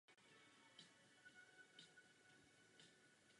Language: Czech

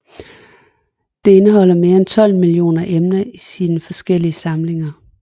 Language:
Danish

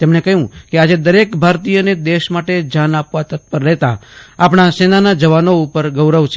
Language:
Gujarati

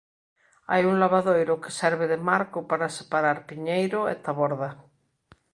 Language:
Galician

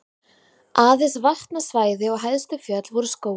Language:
Icelandic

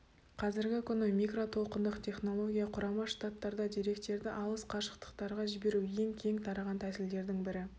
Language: Kazakh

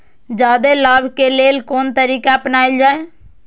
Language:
Maithili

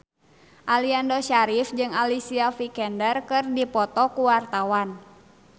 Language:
Sundanese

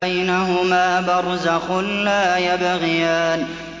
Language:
Arabic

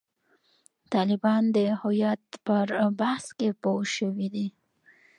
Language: Pashto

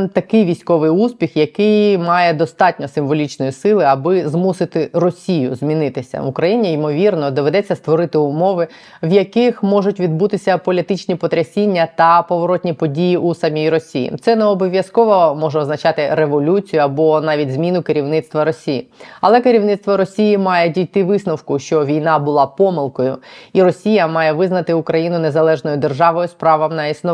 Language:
Ukrainian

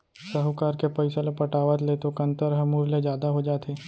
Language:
Chhattisgarhi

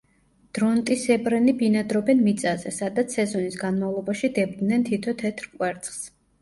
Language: Georgian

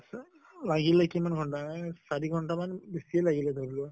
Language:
Assamese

